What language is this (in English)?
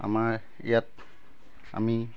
Assamese